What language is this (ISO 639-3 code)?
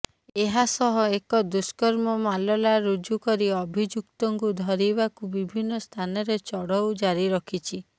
ori